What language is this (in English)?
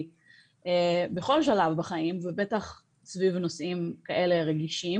Hebrew